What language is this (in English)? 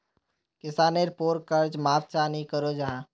Magahi